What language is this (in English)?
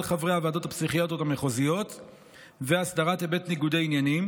Hebrew